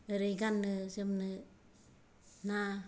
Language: Bodo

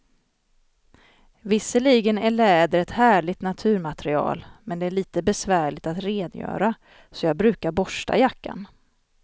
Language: Swedish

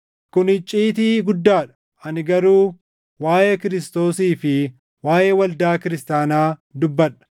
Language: Oromo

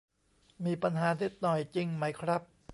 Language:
Thai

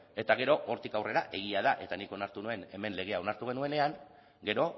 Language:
Basque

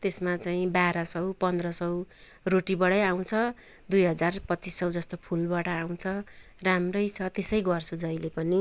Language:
Nepali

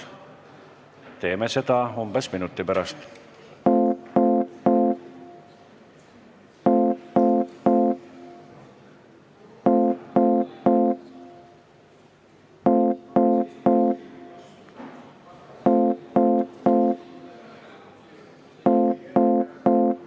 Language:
Estonian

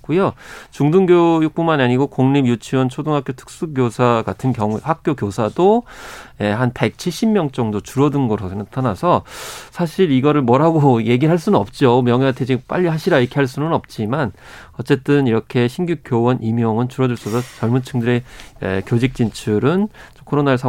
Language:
Korean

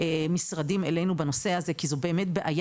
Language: Hebrew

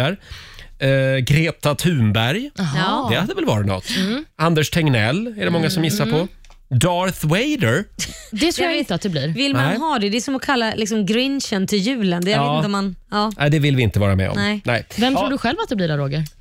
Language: Swedish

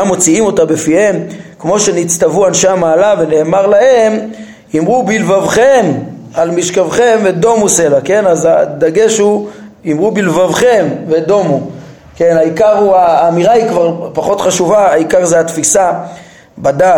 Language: Hebrew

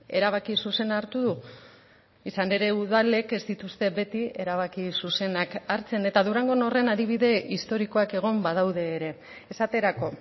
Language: Basque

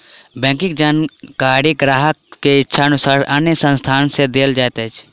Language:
Maithili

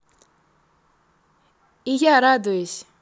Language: Russian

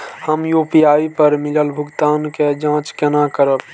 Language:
Maithili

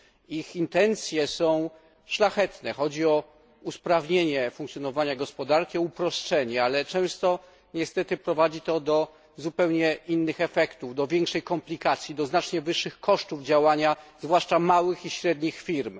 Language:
Polish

